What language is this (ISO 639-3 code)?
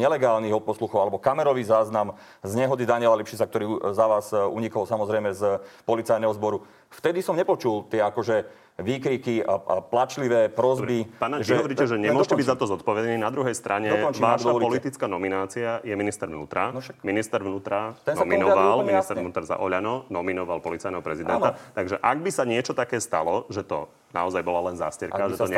slk